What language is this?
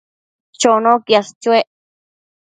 Matsés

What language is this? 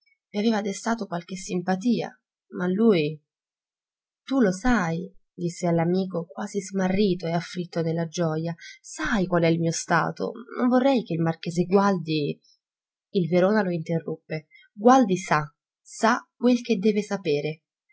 Italian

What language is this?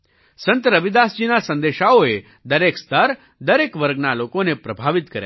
Gujarati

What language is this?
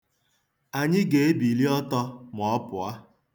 Igbo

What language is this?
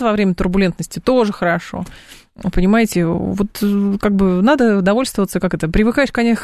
Russian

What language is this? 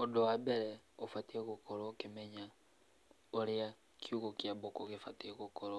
Kikuyu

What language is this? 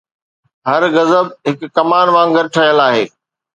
Sindhi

